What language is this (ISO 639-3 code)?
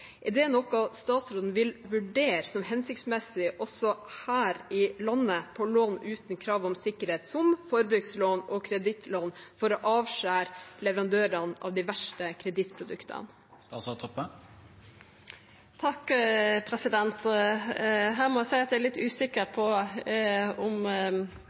nor